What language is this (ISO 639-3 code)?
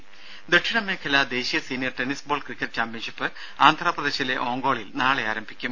mal